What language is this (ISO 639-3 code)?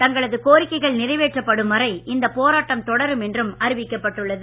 tam